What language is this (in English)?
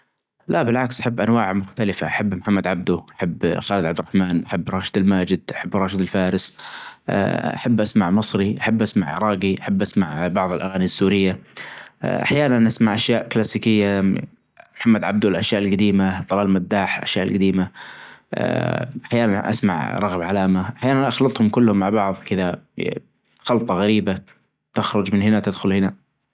Najdi Arabic